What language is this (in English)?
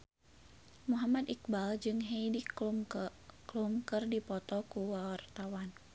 Sundanese